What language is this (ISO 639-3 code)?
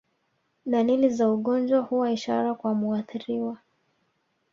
swa